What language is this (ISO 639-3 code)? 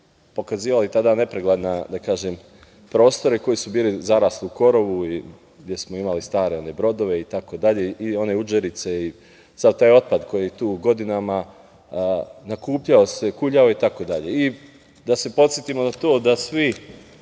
srp